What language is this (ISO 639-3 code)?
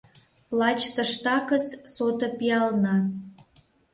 chm